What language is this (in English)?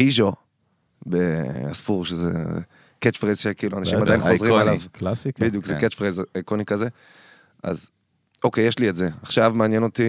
Hebrew